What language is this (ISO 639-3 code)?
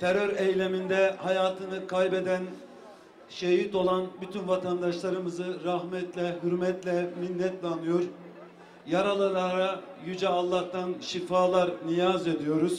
tur